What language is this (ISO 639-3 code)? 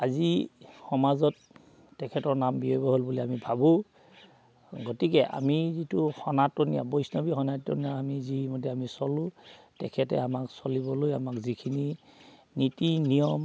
asm